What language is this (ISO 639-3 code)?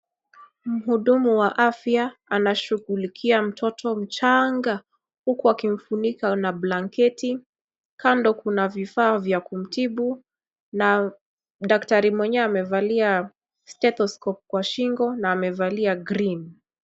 swa